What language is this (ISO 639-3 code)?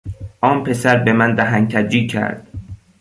fas